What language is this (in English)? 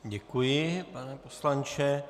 Czech